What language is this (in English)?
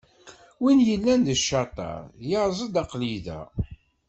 Kabyle